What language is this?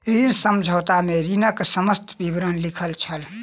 Maithili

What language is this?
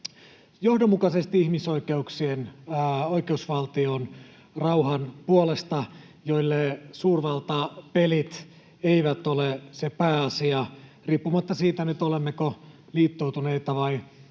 Finnish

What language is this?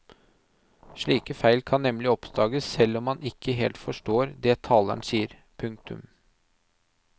Norwegian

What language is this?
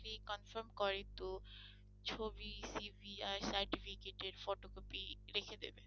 Bangla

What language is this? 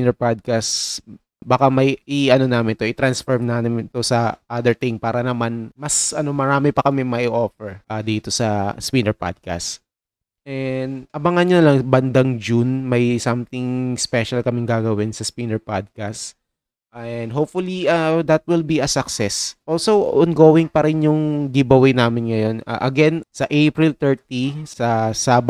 Filipino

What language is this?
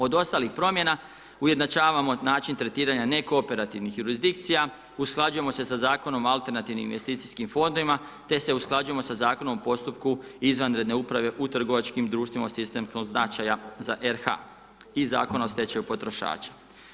Croatian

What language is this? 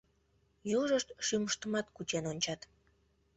Mari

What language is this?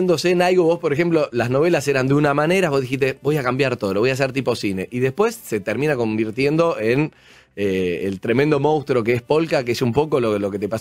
Spanish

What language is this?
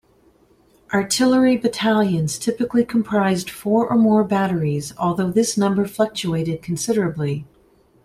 English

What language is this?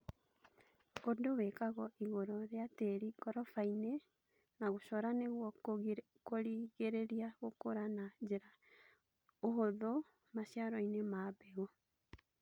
Kikuyu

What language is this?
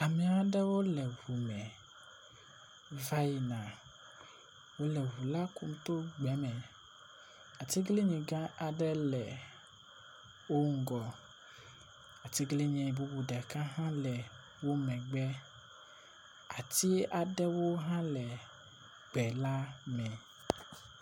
Ewe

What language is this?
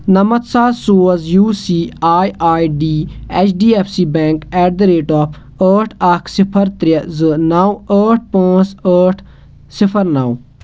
Kashmiri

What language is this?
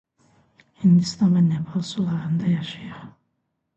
Azerbaijani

